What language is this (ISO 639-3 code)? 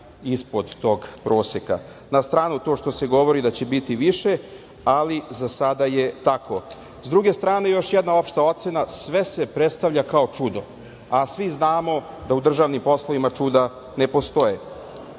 srp